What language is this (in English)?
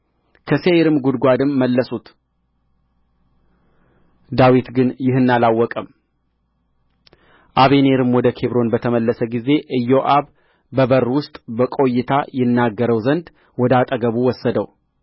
Amharic